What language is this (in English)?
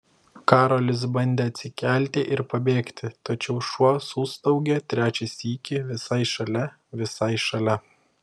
Lithuanian